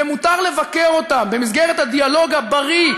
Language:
Hebrew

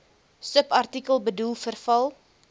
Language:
Afrikaans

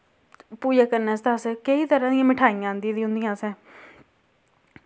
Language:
Dogri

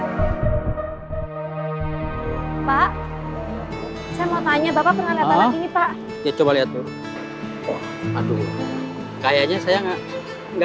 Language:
Indonesian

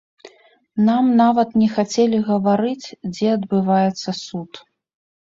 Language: Belarusian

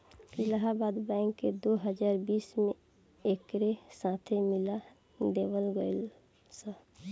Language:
Bhojpuri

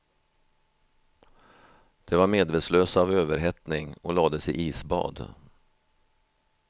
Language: Swedish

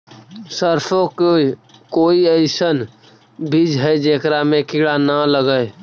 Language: Magahi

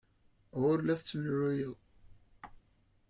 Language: Kabyle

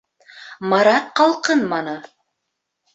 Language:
Bashkir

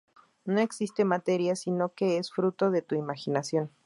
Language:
Spanish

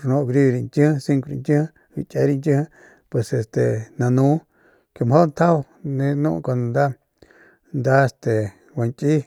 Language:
Northern Pame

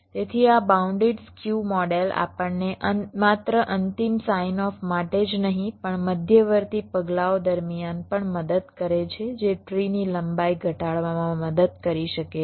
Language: Gujarati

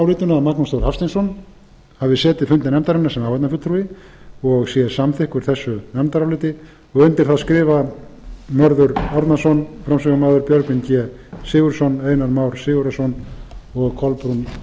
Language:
Icelandic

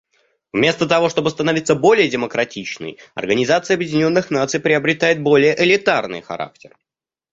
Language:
Russian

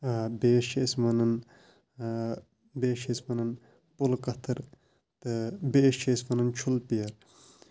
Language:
Kashmiri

